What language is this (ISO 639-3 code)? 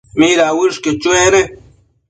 mcf